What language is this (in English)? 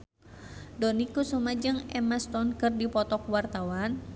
Sundanese